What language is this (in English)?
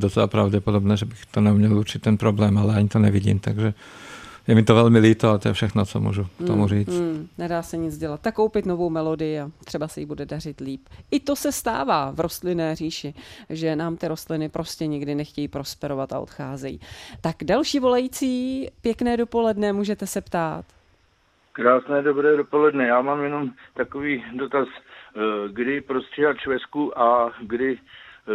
Czech